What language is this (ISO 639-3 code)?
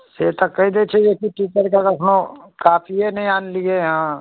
mai